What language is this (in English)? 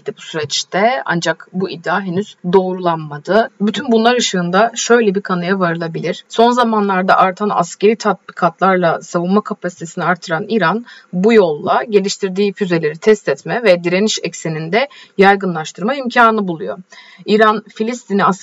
Turkish